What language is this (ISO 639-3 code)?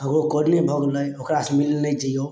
mai